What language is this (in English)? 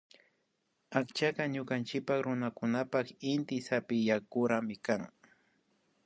Imbabura Highland Quichua